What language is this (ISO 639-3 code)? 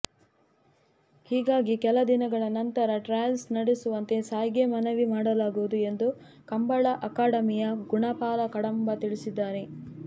kan